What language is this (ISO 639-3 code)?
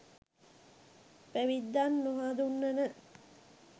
sin